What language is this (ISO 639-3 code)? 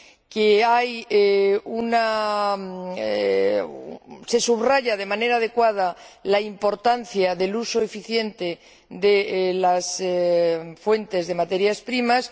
spa